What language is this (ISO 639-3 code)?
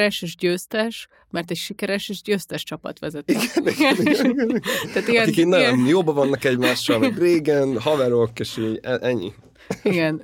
hun